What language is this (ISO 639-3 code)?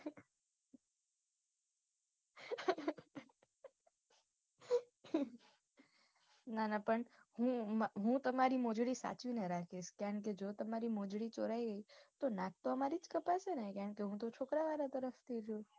guj